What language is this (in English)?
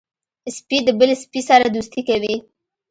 Pashto